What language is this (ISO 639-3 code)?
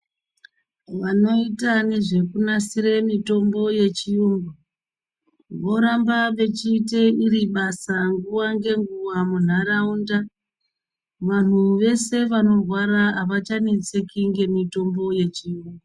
ndc